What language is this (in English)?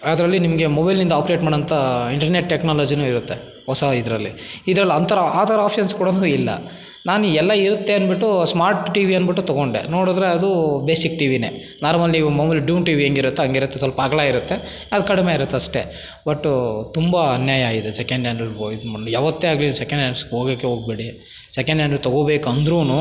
Kannada